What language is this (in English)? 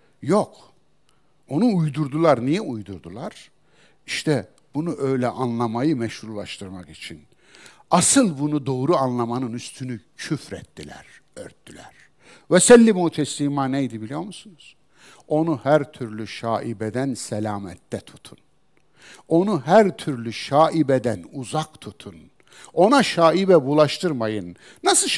Turkish